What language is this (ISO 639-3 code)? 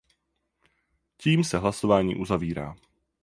ces